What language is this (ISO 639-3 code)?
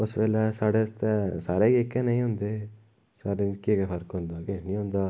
doi